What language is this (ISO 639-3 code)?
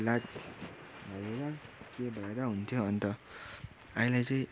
nep